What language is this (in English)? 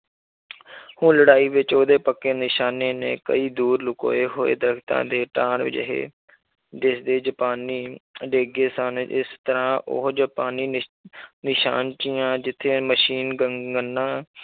Punjabi